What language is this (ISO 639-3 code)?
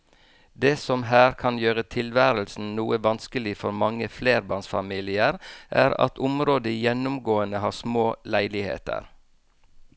nor